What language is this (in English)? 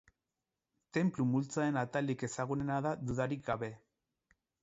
Basque